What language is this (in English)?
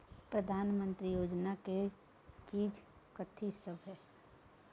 Maithili